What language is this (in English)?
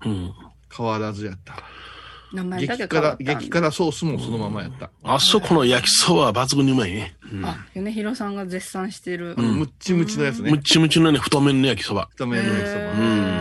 Japanese